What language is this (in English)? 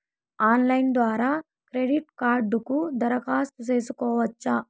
Telugu